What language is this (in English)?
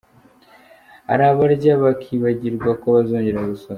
Kinyarwanda